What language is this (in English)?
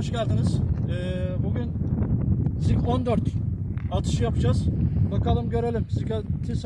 Turkish